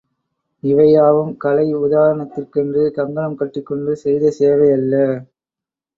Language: Tamil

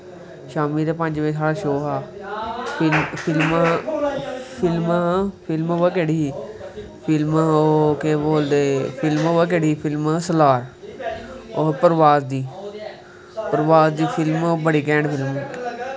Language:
Dogri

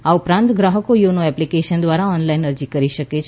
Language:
Gujarati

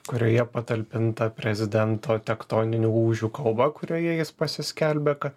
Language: Lithuanian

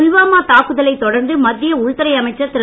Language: Tamil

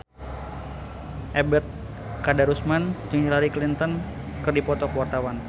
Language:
Sundanese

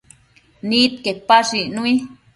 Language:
Matsés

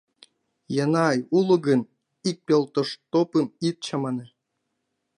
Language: Mari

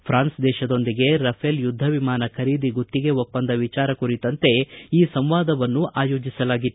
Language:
Kannada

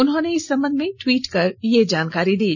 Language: Hindi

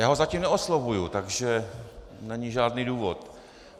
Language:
Czech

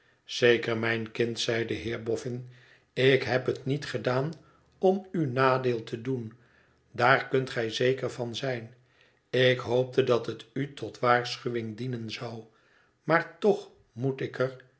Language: Dutch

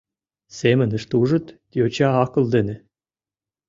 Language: Mari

